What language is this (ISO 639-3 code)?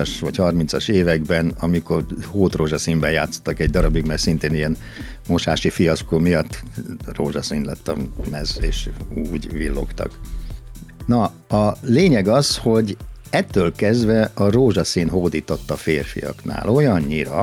hun